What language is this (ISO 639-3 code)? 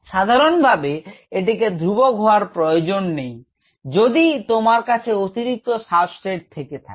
ben